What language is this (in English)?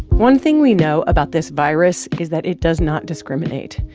English